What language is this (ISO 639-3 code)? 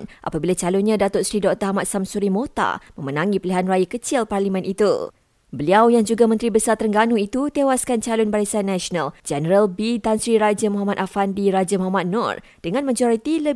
msa